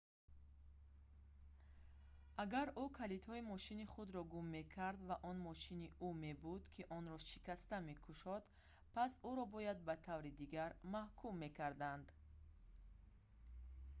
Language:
Tajik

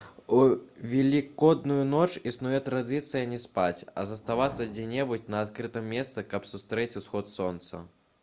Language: Belarusian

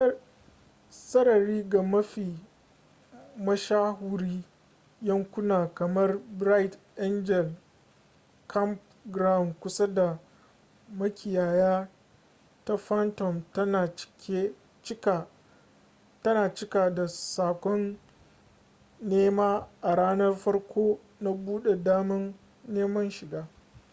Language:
Hausa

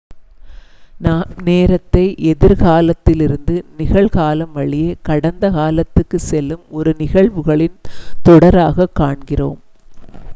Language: Tamil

